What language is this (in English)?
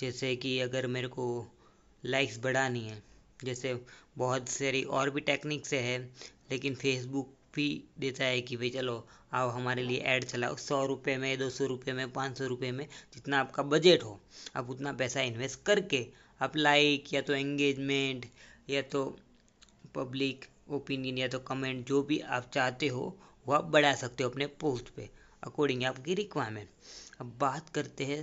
Hindi